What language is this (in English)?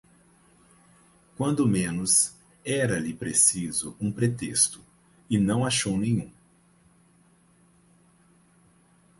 Portuguese